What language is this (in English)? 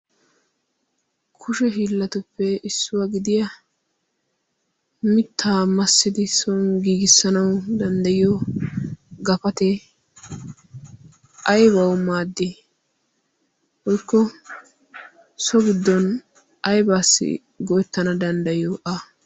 Wolaytta